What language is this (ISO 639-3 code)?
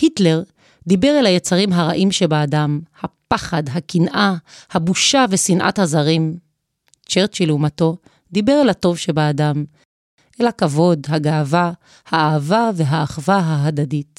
heb